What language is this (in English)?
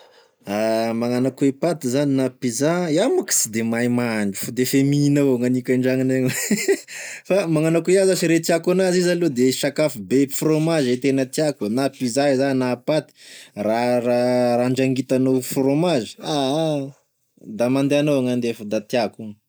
Tesaka Malagasy